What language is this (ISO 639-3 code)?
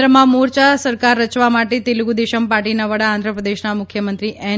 guj